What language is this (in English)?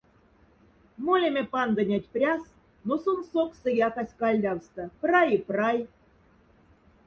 Moksha